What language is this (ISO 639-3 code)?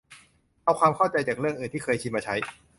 tha